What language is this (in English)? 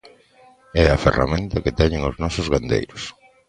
Galician